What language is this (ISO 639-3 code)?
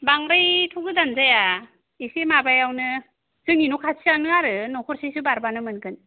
brx